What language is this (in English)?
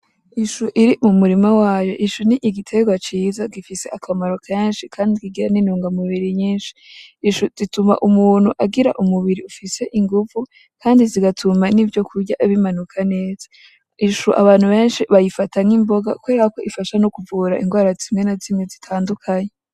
Rundi